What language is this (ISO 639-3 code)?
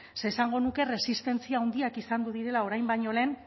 eus